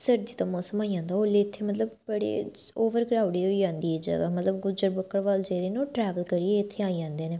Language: Dogri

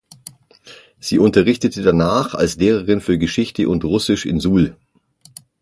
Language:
German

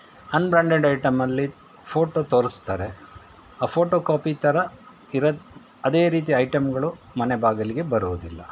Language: Kannada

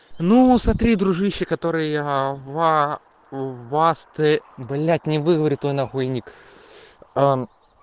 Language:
Russian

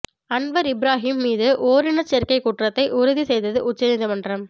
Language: Tamil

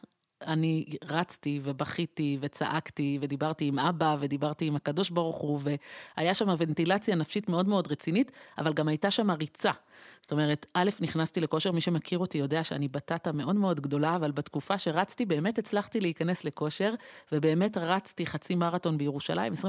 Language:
Hebrew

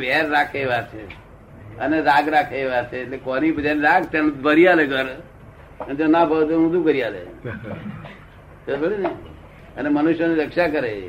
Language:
Gujarati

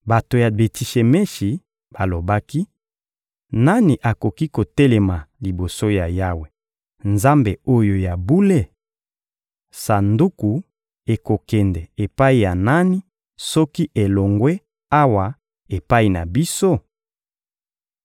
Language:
Lingala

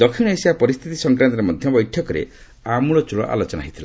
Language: Odia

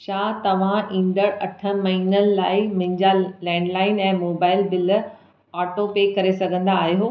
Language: Sindhi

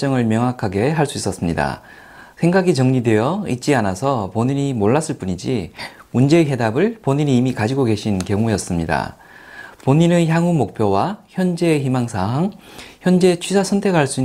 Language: Korean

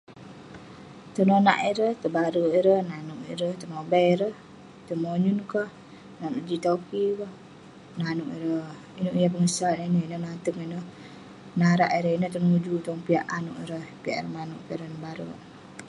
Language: Western Penan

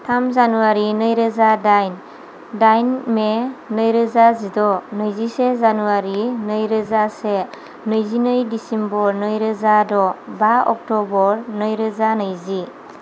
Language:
Bodo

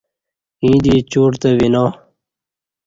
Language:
Kati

